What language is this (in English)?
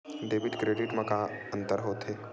Chhattisgarhi